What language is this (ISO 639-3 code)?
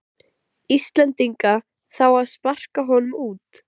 isl